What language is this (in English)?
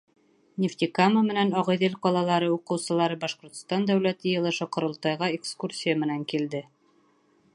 Bashkir